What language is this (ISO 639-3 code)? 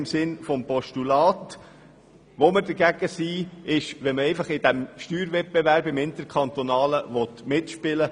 gsw